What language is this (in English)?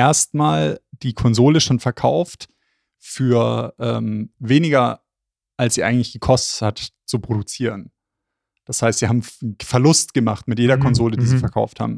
German